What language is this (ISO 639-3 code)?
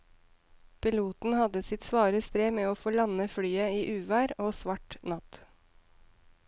nor